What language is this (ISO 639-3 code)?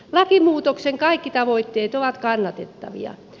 fin